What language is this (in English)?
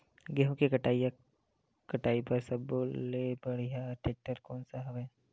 Chhattisgarhi